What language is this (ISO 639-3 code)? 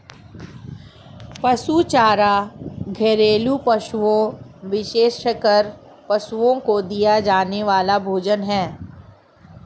hin